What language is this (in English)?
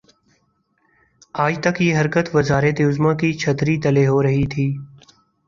Urdu